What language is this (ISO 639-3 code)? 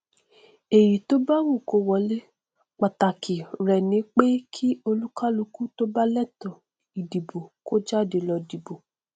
yor